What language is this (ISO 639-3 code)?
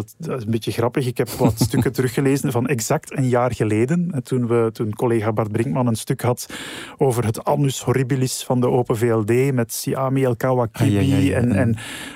nld